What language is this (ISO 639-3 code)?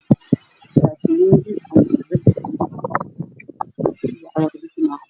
som